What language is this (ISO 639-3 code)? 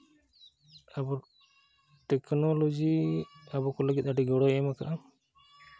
sat